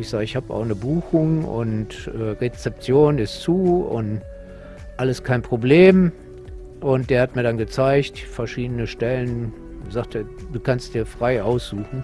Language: German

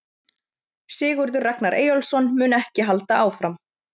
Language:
Icelandic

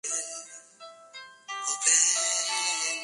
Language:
Spanish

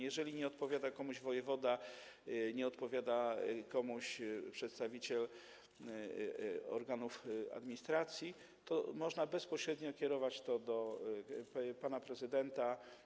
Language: Polish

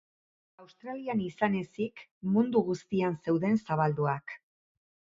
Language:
Basque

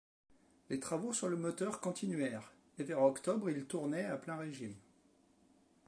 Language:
French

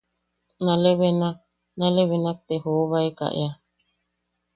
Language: Yaqui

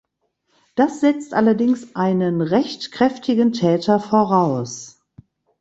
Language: German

